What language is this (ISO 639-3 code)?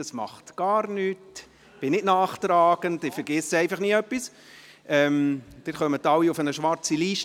gsw